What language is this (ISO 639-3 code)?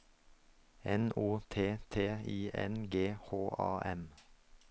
nor